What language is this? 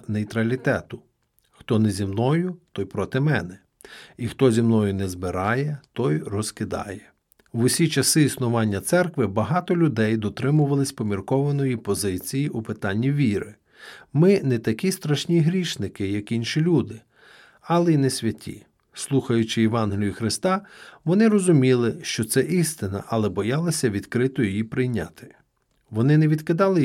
Ukrainian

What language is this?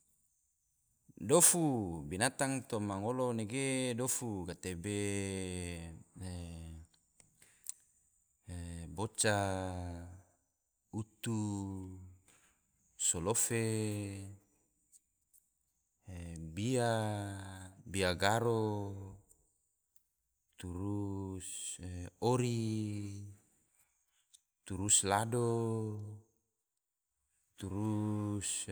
Tidore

